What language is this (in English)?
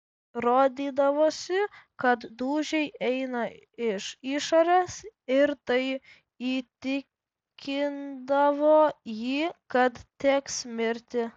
Lithuanian